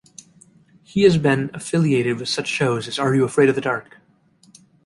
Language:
English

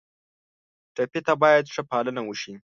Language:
Pashto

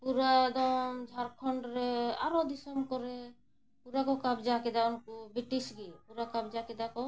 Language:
Santali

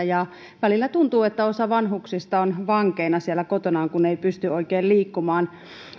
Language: Finnish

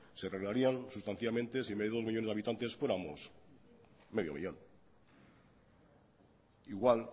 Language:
Spanish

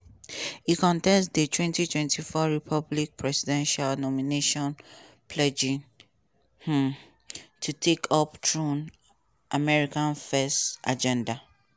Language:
Nigerian Pidgin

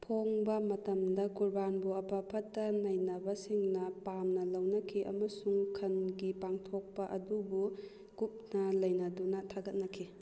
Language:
Manipuri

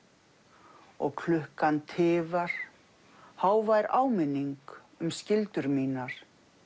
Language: Icelandic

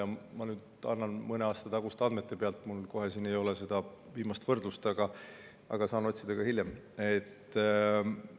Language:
Estonian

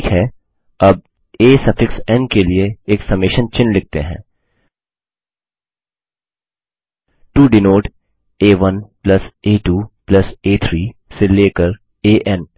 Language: Hindi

